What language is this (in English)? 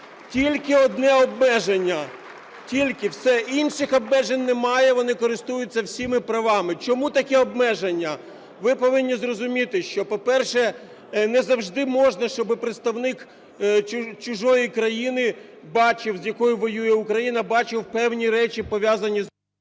Ukrainian